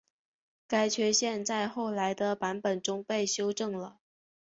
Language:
Chinese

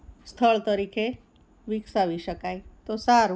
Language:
Gujarati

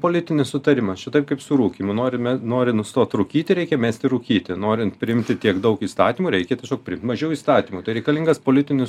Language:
Lithuanian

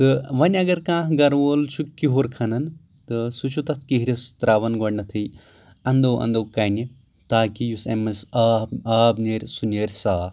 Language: Kashmiri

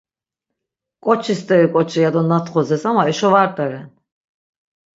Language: Laz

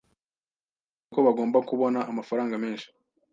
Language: Kinyarwanda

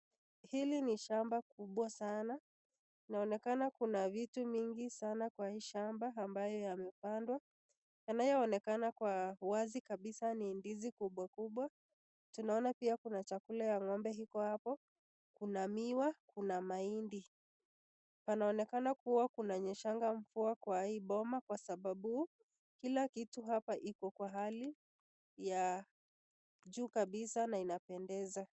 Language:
Swahili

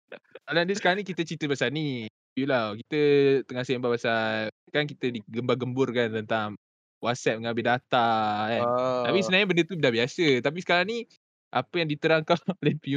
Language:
Malay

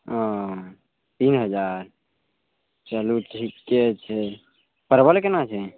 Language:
Maithili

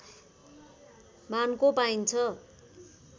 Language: Nepali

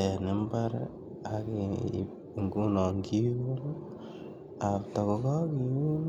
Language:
Kalenjin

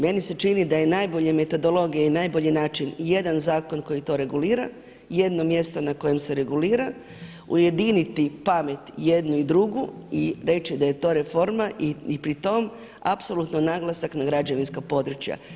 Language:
Croatian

